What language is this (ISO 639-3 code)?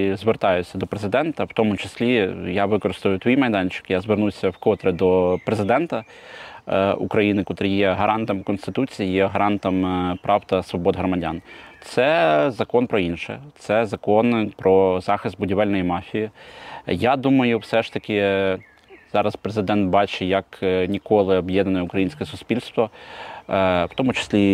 ukr